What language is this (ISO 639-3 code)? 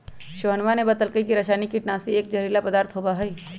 mag